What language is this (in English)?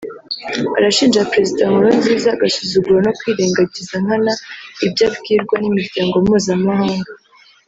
Kinyarwanda